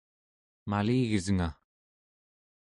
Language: Central Yupik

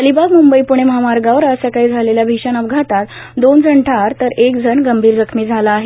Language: Marathi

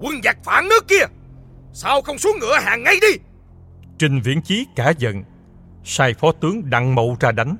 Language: Vietnamese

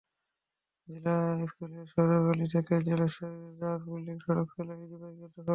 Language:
Bangla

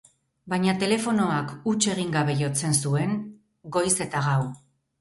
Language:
Basque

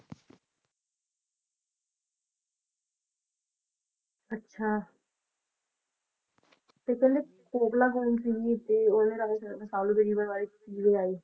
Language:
Punjabi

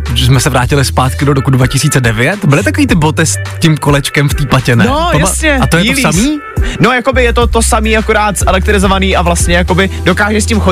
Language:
Czech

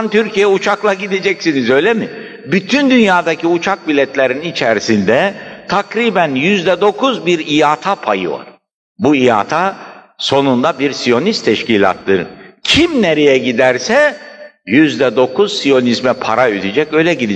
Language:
Turkish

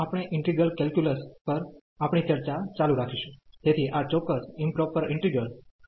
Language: Gujarati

